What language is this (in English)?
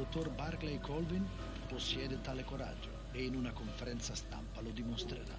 Italian